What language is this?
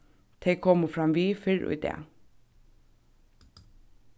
Faroese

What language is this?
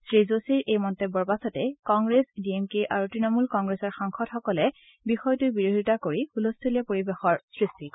Assamese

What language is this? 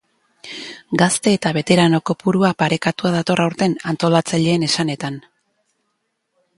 Basque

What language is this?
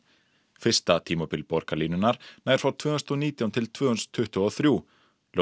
Icelandic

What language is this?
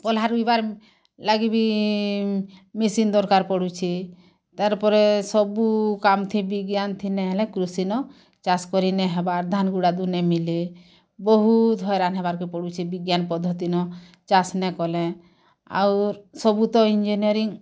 Odia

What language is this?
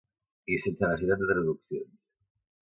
Catalan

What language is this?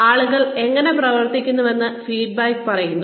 Malayalam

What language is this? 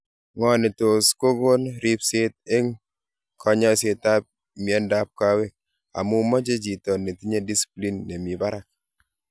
Kalenjin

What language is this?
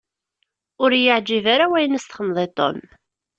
Kabyle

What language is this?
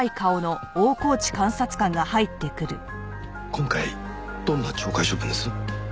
Japanese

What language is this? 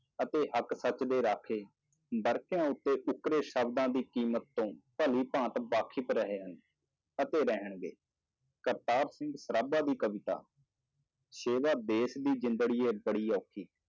Punjabi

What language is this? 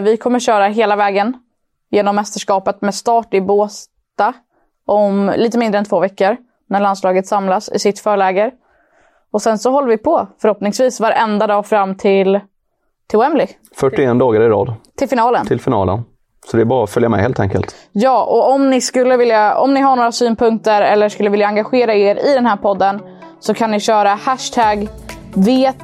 Swedish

